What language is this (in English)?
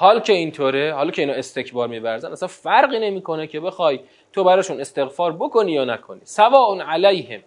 Persian